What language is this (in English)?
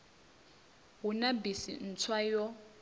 Venda